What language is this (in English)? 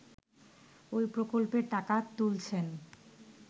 Bangla